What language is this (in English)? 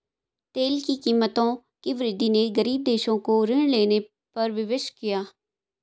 Hindi